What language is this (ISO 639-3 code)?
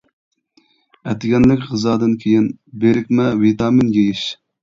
uig